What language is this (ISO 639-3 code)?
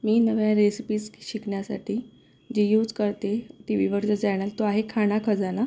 mar